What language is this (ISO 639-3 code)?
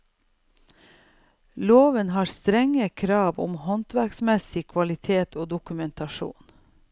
nor